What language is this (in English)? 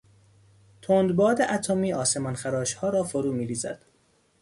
Persian